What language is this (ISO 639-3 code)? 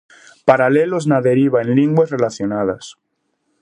glg